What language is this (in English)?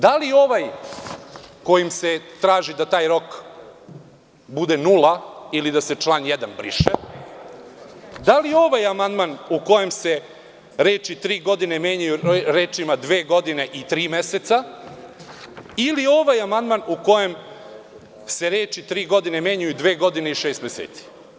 Serbian